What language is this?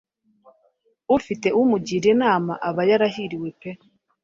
Kinyarwanda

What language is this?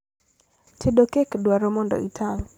Luo (Kenya and Tanzania)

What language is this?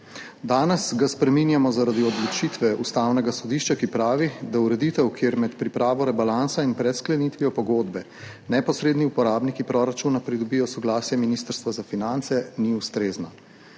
Slovenian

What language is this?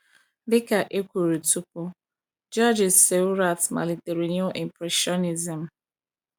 Igbo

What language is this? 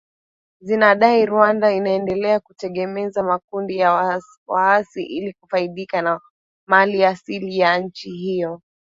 Swahili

